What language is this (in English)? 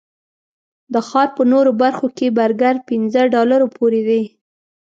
Pashto